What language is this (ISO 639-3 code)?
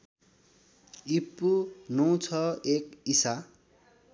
nep